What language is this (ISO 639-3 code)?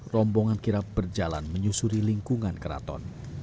ind